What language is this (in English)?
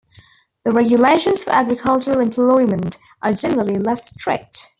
English